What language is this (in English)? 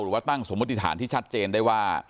Thai